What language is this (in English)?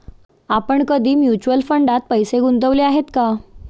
Marathi